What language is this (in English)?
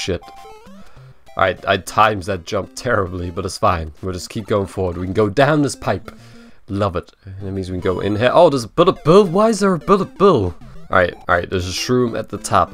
English